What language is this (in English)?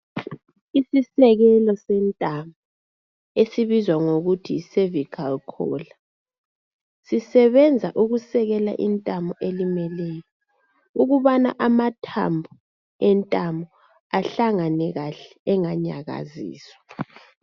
North Ndebele